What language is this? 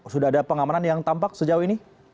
Indonesian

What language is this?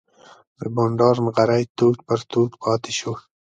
Pashto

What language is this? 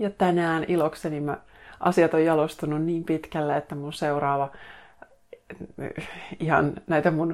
Finnish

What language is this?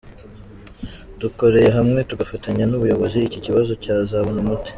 Kinyarwanda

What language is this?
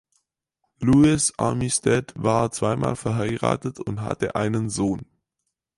German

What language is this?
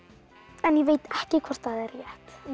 Icelandic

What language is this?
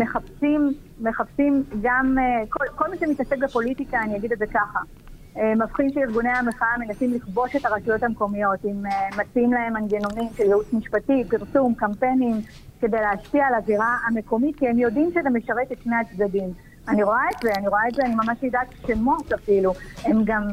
Hebrew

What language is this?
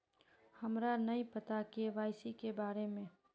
Magahi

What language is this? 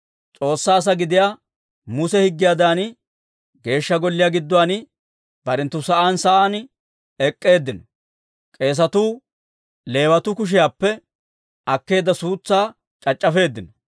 Dawro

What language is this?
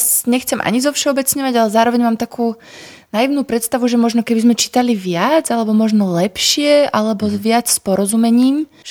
Slovak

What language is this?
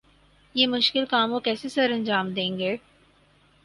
Urdu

